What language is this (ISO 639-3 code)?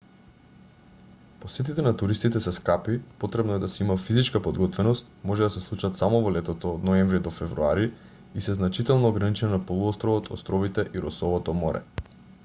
mkd